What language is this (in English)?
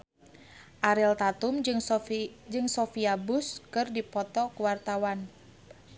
Sundanese